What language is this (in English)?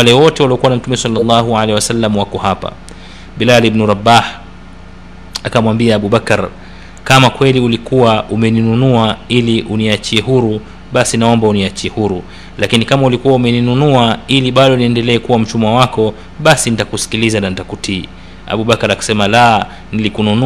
Swahili